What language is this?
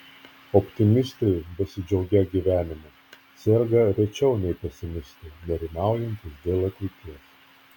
Lithuanian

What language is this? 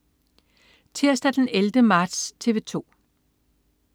Danish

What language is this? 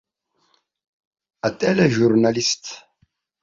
Abkhazian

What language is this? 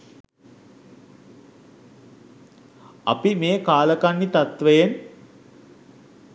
Sinhala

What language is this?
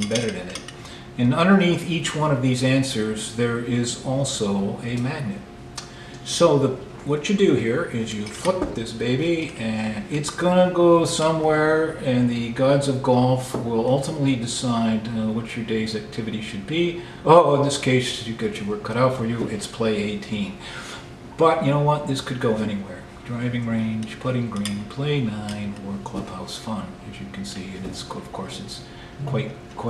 English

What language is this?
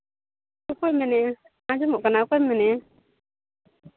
Santali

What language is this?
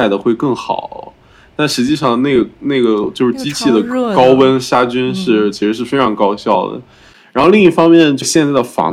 Chinese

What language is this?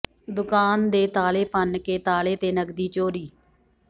Punjabi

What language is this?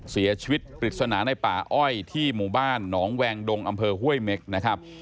Thai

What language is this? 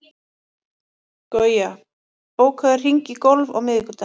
Icelandic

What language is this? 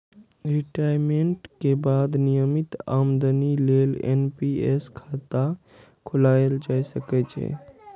Maithili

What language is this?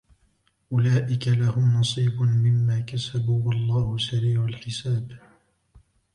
Arabic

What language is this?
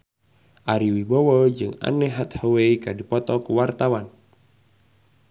Sundanese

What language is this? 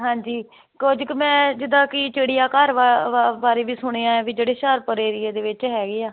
Punjabi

